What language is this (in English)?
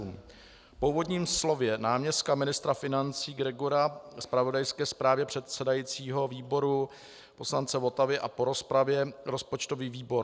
Czech